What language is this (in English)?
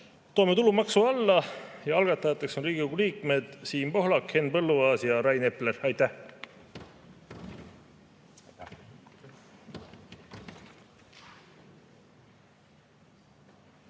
Estonian